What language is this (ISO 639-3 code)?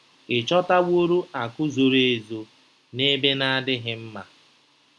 ibo